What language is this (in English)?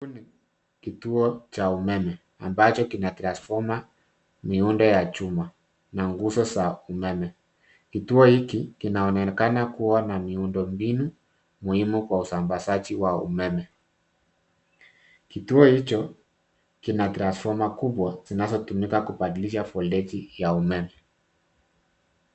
Swahili